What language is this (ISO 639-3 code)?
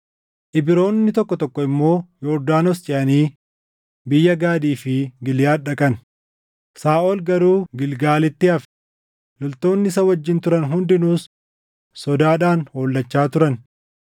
orm